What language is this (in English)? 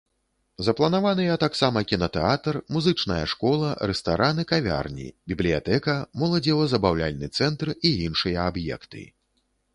Belarusian